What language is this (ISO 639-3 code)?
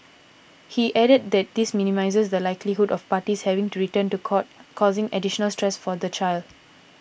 eng